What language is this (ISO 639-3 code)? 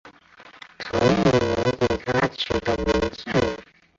zho